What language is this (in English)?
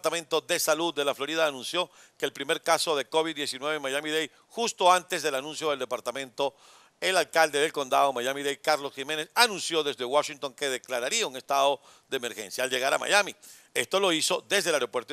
Spanish